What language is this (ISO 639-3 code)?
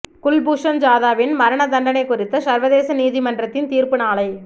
tam